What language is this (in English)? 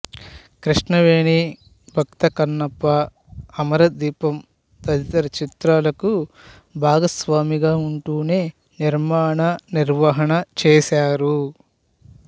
Telugu